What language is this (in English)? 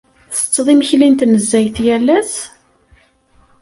Kabyle